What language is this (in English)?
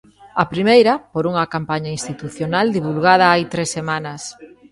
Galician